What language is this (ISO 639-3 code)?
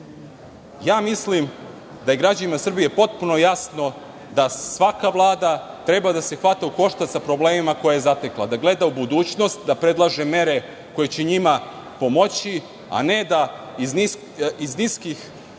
srp